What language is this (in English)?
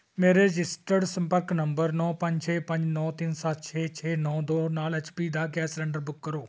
Punjabi